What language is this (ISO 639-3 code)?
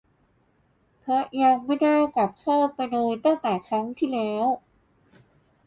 tha